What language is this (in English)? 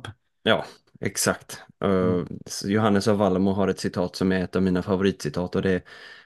Swedish